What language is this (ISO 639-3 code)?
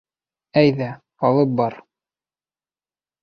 bak